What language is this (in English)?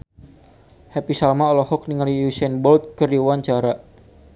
Sundanese